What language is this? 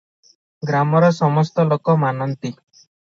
Odia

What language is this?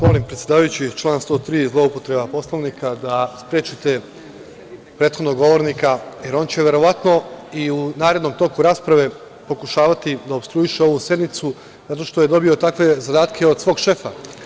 Serbian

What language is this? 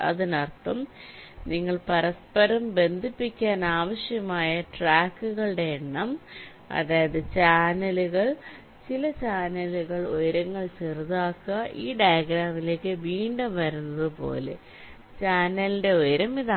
Malayalam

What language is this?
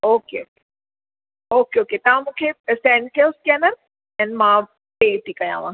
Sindhi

